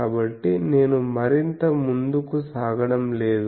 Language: Telugu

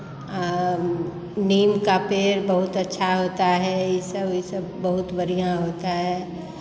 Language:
Hindi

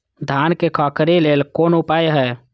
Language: Maithili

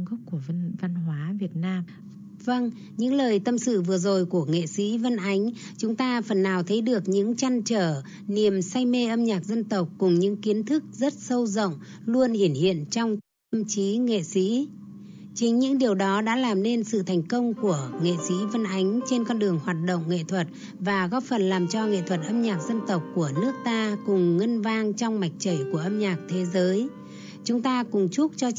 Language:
Vietnamese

